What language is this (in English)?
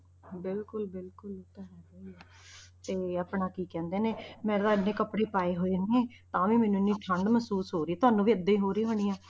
Punjabi